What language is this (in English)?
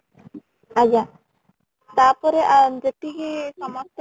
Odia